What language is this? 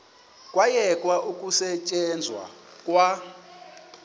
Xhosa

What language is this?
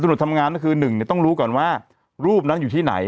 Thai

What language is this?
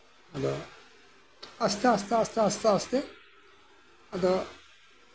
Santali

